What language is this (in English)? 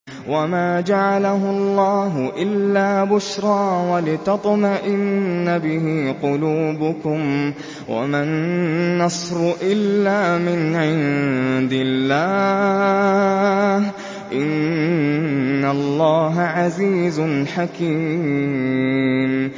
Arabic